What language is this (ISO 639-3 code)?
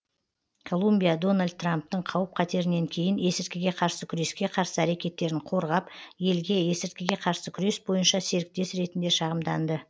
kaz